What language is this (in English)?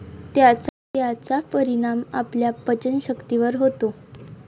Marathi